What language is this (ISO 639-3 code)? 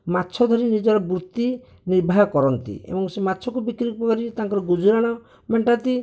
ori